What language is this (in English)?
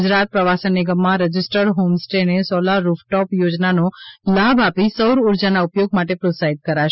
Gujarati